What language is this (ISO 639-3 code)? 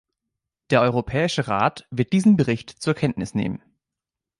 deu